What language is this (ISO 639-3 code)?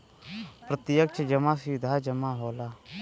bho